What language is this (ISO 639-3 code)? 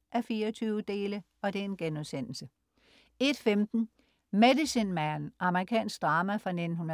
dan